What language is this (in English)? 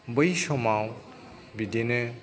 Bodo